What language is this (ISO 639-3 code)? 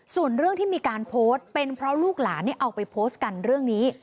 tha